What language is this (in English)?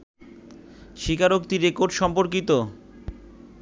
Bangla